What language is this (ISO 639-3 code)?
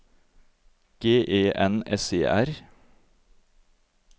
nor